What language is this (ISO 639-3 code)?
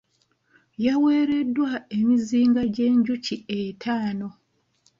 lug